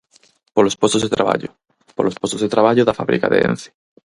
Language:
Galician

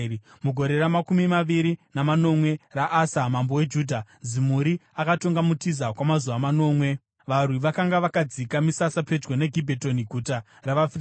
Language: Shona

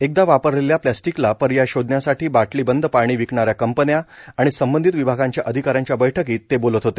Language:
Marathi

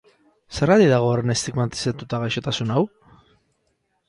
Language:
Basque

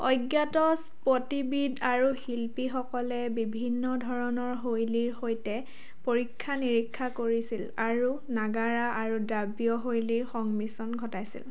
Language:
Assamese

